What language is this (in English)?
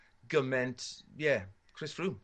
Welsh